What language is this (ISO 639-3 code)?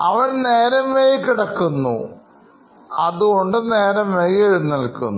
mal